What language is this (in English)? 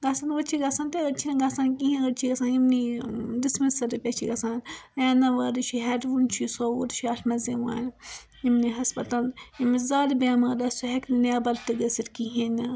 Kashmiri